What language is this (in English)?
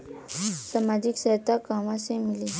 Bhojpuri